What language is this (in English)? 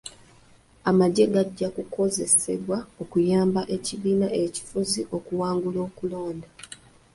Ganda